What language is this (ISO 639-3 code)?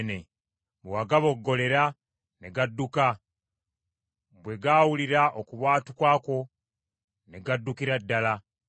lug